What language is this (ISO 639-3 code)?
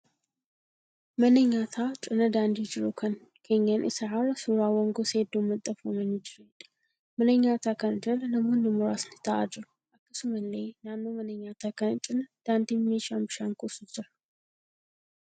orm